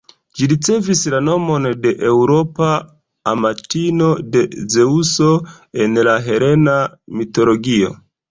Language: Esperanto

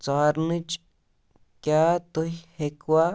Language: Kashmiri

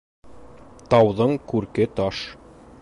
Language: Bashkir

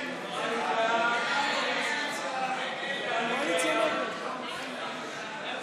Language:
Hebrew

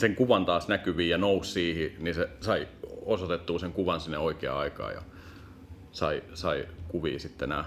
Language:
Finnish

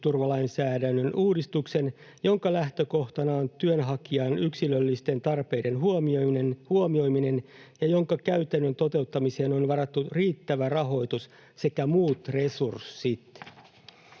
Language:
Finnish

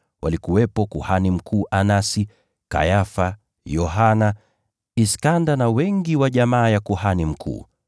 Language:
Swahili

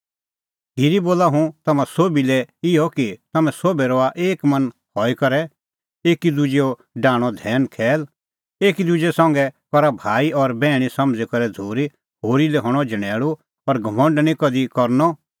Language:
Kullu Pahari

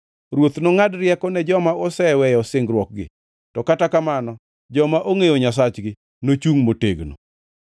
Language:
Luo (Kenya and Tanzania)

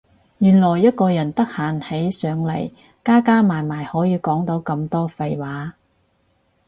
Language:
Cantonese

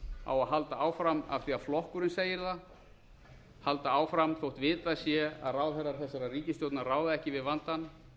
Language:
Icelandic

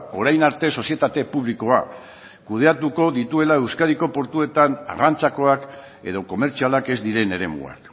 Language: Basque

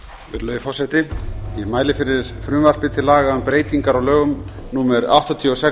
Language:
Icelandic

